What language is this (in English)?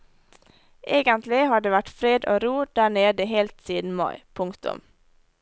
Norwegian